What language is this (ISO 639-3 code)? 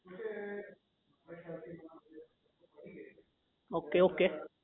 guj